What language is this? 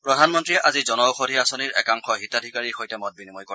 Assamese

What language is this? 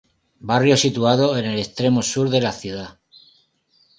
Spanish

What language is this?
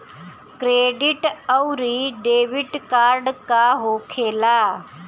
Bhojpuri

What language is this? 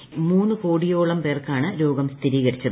Malayalam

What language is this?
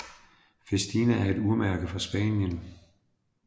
Danish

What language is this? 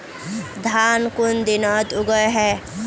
Magahi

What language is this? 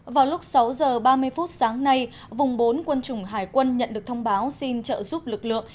Vietnamese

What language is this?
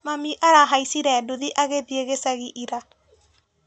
Kikuyu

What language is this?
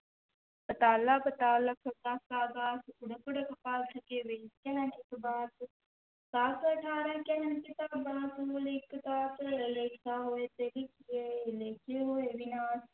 Punjabi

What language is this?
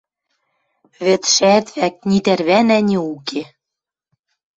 Western Mari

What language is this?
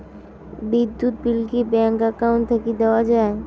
Bangla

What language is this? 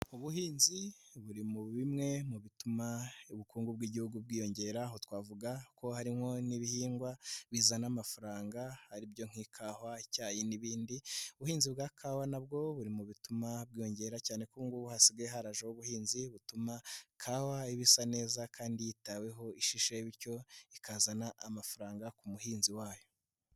Kinyarwanda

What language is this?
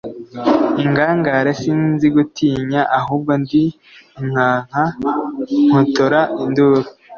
Kinyarwanda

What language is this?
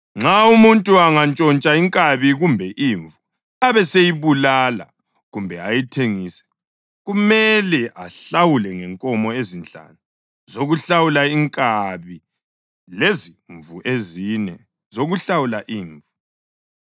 North Ndebele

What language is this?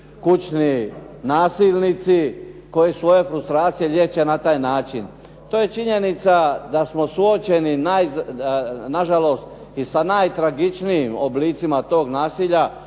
Croatian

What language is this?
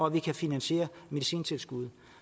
Danish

